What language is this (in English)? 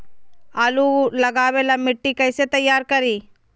Magahi